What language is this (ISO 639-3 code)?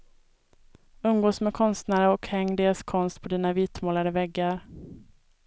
swe